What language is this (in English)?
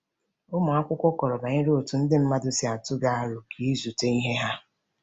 Igbo